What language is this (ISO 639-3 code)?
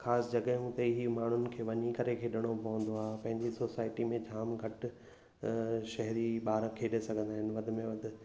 snd